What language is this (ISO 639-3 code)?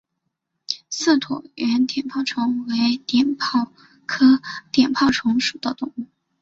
zho